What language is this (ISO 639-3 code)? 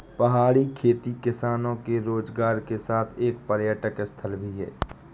hin